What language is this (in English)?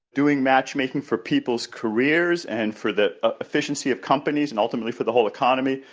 English